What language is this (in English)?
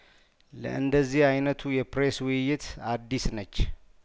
Amharic